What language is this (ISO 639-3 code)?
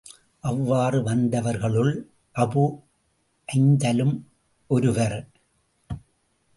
tam